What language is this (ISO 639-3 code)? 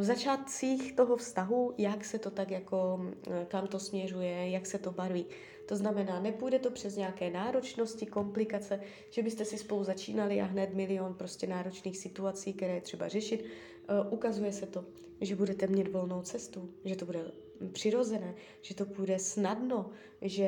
ces